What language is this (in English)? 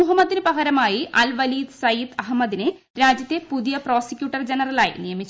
Malayalam